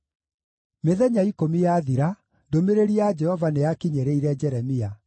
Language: Kikuyu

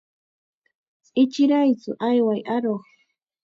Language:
Chiquián Ancash Quechua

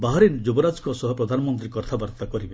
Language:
Odia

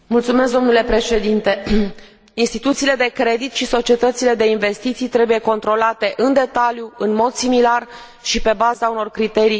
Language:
Romanian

